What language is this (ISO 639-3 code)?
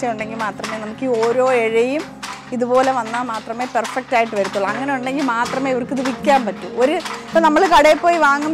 mal